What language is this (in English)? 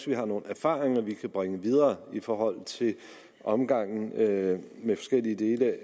Danish